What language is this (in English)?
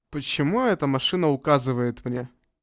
Russian